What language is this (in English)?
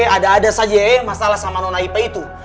Indonesian